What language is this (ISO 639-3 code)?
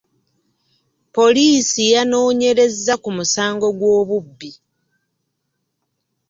lug